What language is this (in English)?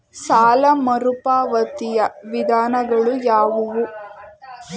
Kannada